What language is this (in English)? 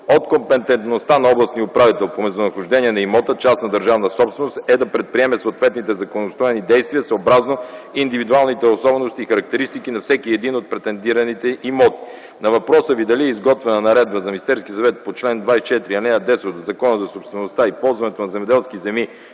Bulgarian